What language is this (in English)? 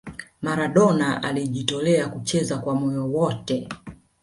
Swahili